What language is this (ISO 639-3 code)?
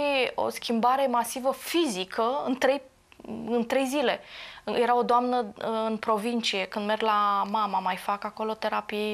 ron